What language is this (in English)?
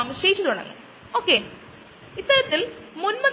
Malayalam